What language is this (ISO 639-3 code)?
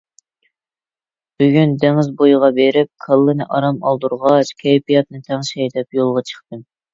uig